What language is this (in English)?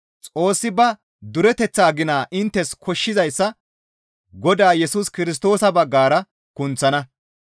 Gamo